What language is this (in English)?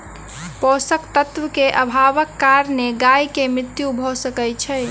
Maithili